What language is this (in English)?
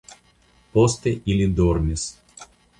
Esperanto